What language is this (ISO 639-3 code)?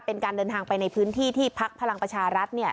tha